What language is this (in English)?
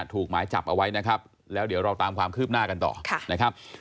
Thai